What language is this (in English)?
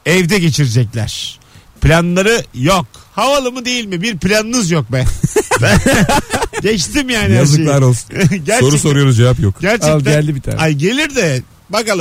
Turkish